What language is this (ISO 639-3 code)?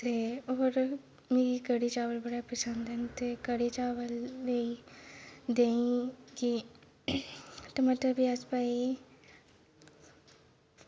doi